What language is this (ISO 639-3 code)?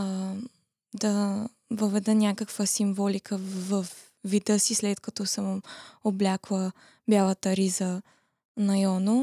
bul